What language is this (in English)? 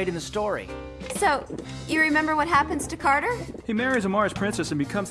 English